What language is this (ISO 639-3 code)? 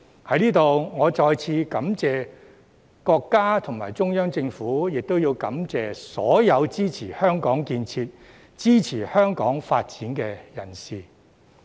yue